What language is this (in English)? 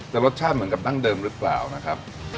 Thai